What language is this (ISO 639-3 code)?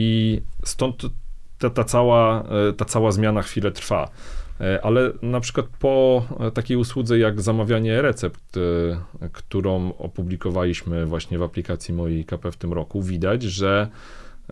pol